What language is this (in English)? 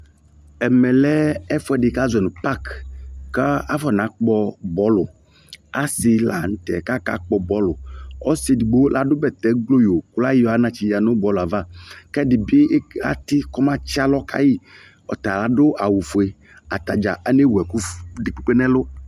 Ikposo